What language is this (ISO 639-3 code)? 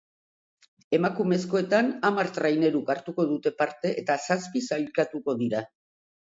eus